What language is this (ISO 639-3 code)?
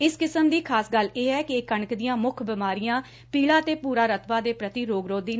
pan